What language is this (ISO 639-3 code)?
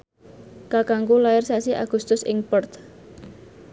jav